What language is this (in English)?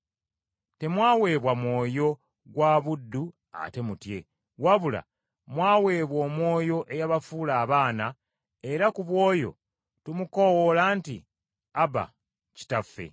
Ganda